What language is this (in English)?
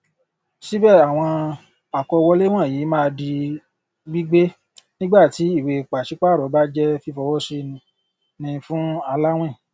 Yoruba